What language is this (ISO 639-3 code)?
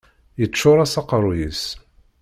kab